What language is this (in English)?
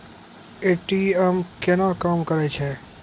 Maithili